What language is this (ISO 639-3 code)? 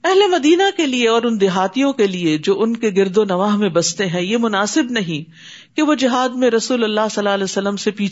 urd